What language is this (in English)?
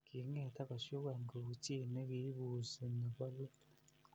Kalenjin